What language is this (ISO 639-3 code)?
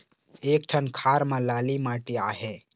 hne